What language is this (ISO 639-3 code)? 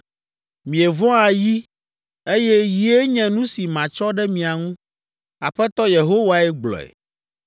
ewe